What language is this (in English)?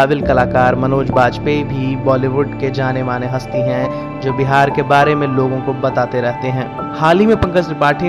Hindi